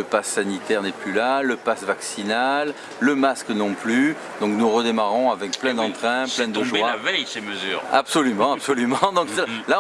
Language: French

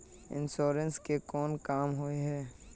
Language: Magahi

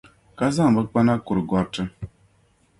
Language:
Dagbani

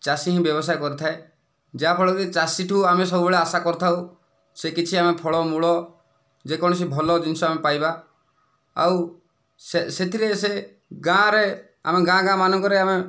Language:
Odia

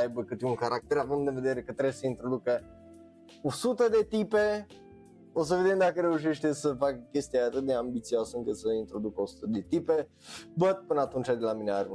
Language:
Romanian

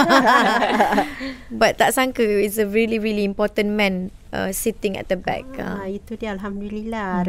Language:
Malay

